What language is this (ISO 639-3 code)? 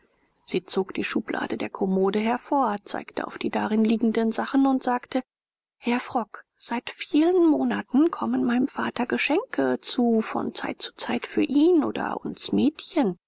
deu